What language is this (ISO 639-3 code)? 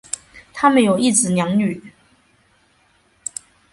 zho